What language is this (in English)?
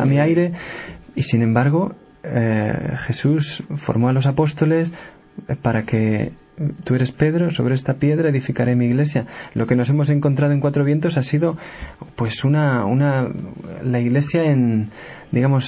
Spanish